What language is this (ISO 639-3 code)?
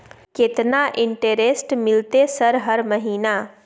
mai